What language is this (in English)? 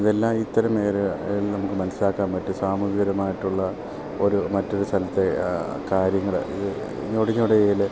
Malayalam